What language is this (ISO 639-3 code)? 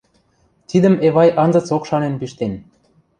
mrj